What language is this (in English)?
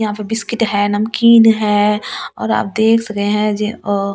Hindi